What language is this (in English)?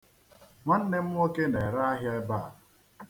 Igbo